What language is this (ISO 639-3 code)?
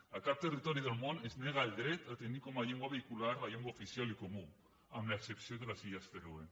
cat